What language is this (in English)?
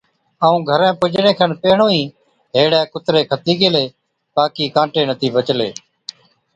Od